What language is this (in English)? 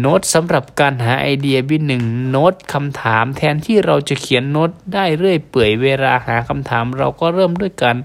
Thai